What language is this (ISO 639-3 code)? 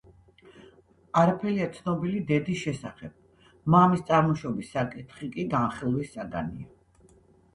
kat